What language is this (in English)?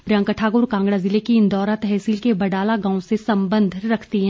Hindi